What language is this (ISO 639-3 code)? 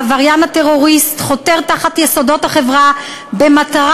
heb